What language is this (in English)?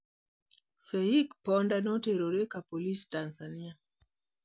Luo (Kenya and Tanzania)